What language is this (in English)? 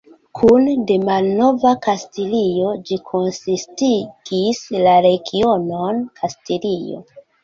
Esperanto